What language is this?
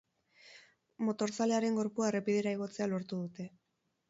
Basque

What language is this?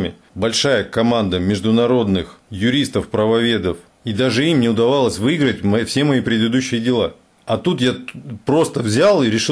Russian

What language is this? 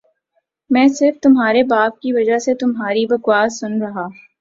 Urdu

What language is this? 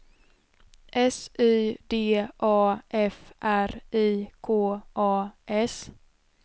Swedish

